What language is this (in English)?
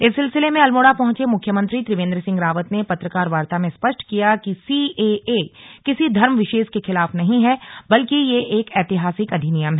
Hindi